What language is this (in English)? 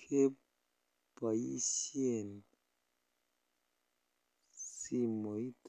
Kalenjin